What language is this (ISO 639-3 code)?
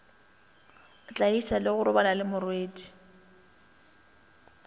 nso